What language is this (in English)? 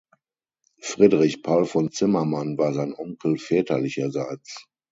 German